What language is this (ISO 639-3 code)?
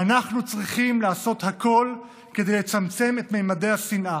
heb